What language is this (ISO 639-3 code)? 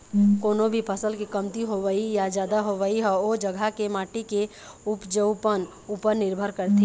hne